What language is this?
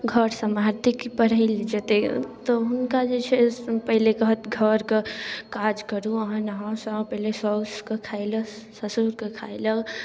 Maithili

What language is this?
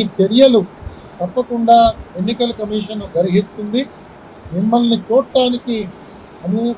Telugu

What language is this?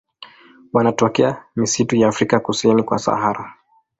Swahili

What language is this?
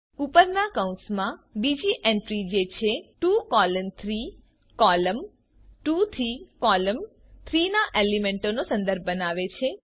Gujarati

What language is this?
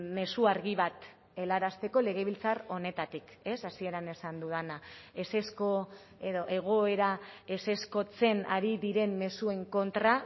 Basque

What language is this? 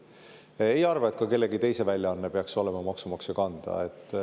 Estonian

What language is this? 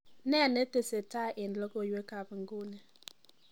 Kalenjin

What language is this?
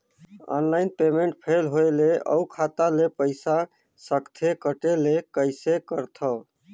Chhattisgarhi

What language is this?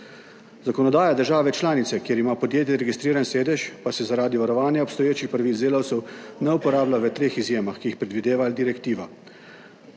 Slovenian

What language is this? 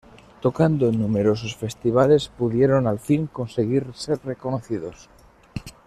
Spanish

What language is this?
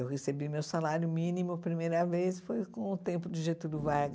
Portuguese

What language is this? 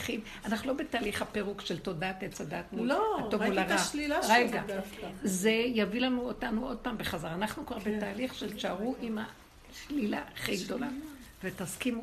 Hebrew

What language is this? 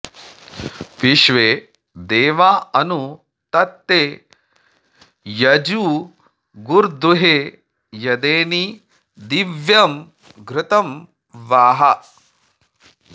Sanskrit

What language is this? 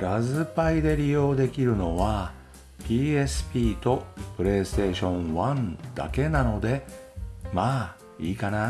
Japanese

